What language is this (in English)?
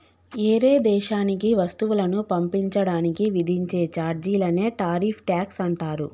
Telugu